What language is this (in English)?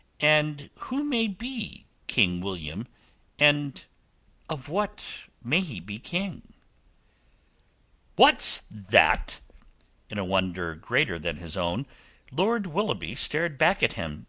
English